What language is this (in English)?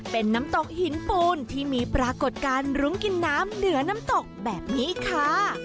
Thai